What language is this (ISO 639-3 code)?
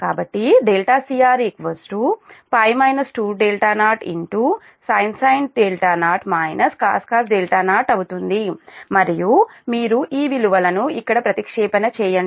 tel